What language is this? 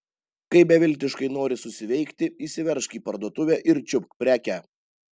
Lithuanian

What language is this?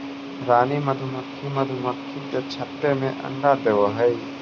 Magahi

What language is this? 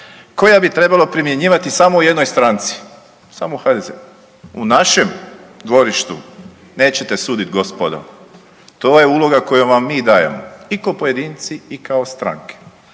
Croatian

